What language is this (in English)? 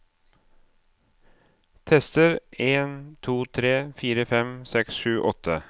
Norwegian